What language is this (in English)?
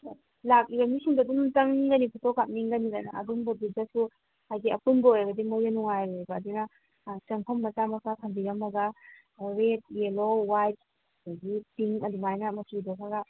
Manipuri